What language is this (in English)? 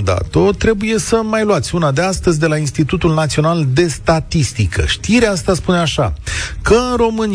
Romanian